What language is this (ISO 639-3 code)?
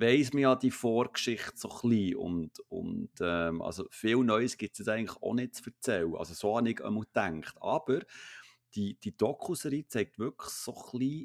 deu